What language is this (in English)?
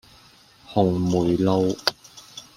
Cantonese